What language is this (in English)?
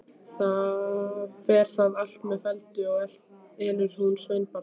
Icelandic